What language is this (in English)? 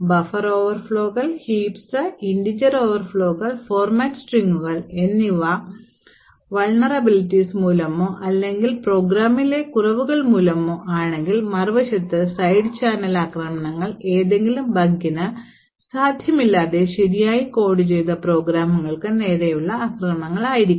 Malayalam